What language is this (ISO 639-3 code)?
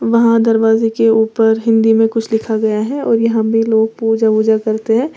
hin